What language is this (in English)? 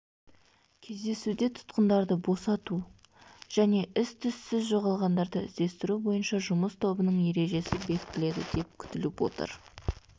Kazakh